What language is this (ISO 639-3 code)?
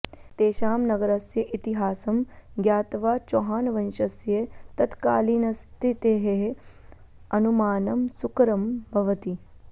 san